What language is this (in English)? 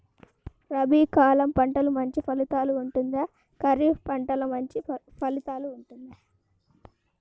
Telugu